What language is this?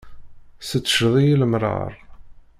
Kabyle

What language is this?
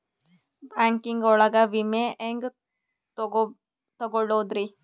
Kannada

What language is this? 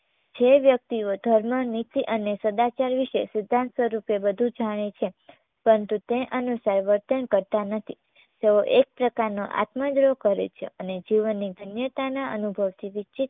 Gujarati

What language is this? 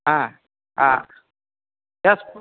Maithili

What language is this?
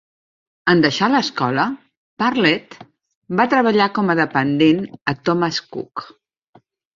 Catalan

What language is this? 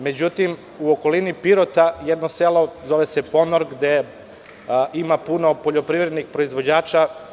Serbian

